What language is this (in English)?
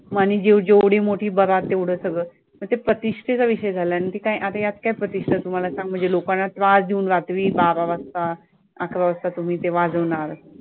Marathi